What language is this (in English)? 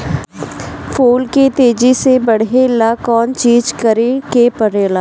Bhojpuri